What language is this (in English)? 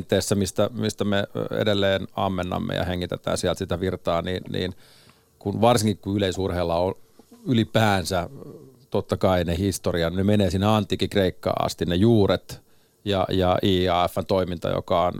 Finnish